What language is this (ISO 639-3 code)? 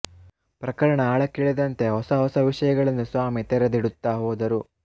kan